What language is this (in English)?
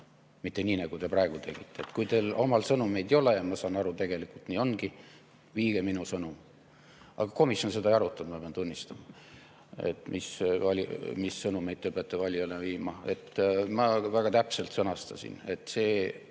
Estonian